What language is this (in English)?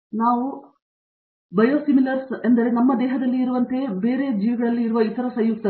Kannada